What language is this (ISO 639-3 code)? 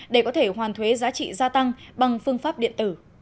vie